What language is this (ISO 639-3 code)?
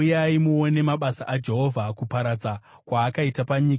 sna